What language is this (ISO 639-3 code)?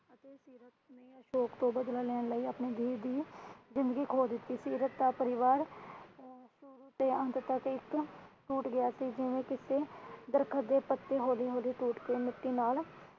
pan